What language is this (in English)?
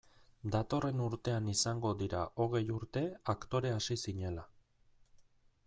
Basque